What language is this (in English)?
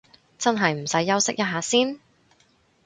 Cantonese